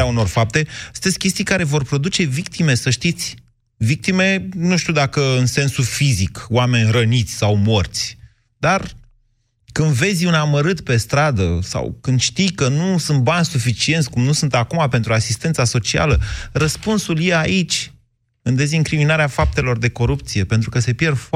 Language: Romanian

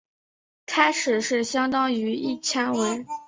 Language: Chinese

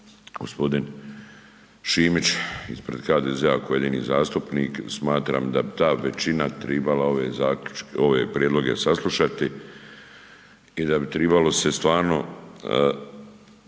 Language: Croatian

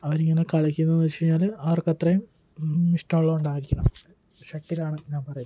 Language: Malayalam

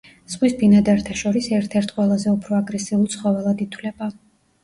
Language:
Georgian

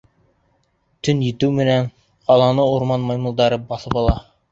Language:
Bashkir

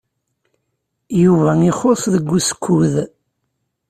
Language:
Kabyle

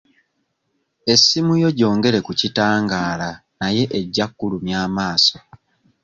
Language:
Ganda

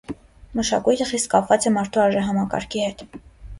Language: Armenian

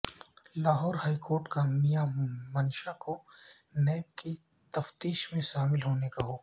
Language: Urdu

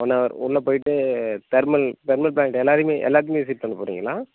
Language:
Tamil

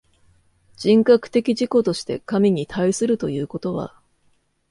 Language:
Japanese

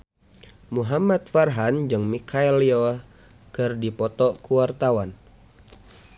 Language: Sundanese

